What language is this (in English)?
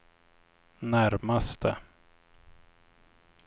Swedish